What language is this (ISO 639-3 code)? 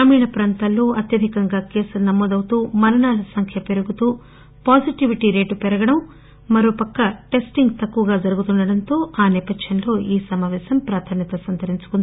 tel